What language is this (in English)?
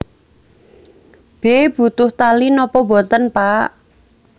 Javanese